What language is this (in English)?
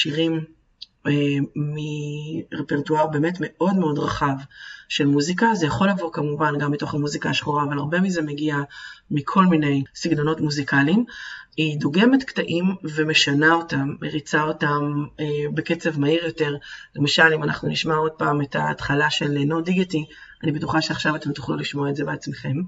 Hebrew